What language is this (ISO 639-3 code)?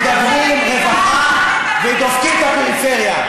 heb